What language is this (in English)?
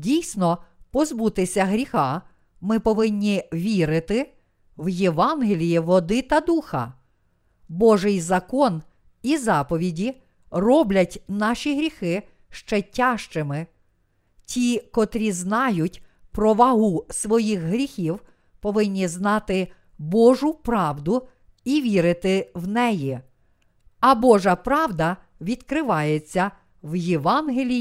Ukrainian